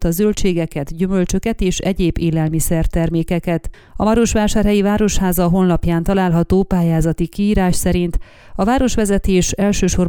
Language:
Hungarian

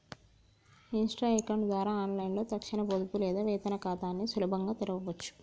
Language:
Telugu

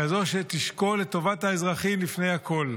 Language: Hebrew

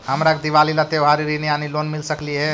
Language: Magahi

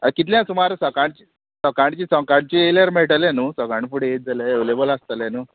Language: Konkani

